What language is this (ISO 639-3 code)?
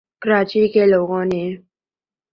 urd